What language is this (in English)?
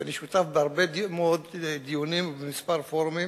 Hebrew